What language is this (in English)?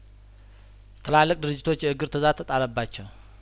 Amharic